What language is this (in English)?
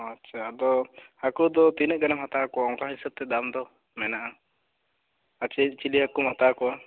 Santali